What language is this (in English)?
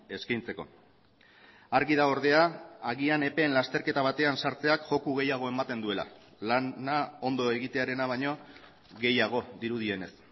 Basque